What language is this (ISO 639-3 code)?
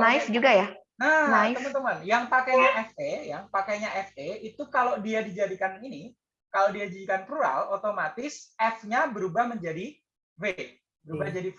ind